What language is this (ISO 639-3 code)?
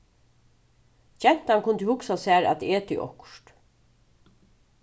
fao